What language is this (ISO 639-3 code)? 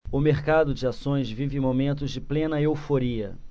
por